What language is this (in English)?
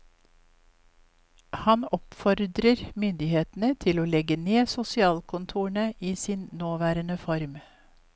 Norwegian